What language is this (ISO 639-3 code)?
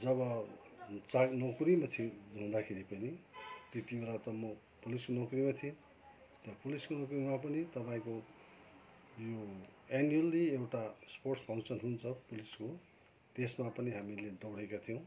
nep